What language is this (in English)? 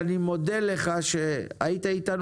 Hebrew